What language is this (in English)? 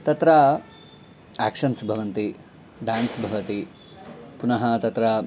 Sanskrit